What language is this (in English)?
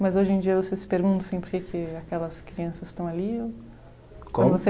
Portuguese